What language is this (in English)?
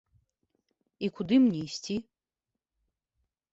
Belarusian